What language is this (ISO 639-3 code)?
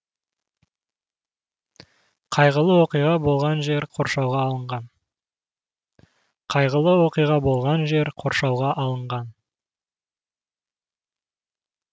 kaz